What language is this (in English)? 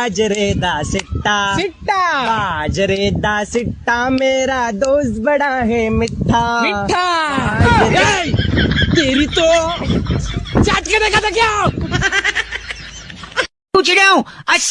Hindi